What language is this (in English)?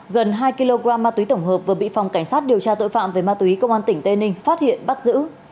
Vietnamese